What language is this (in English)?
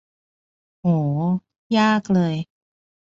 Thai